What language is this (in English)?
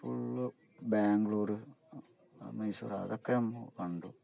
Malayalam